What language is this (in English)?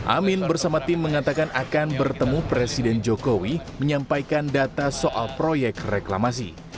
Indonesian